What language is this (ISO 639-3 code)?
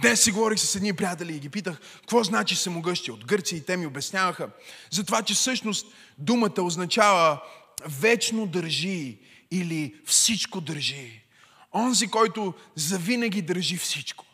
bul